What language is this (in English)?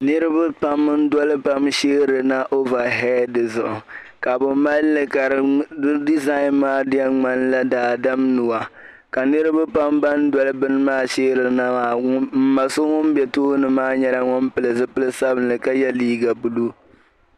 Dagbani